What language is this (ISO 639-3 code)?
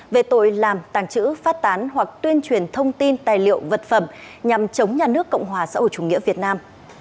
vie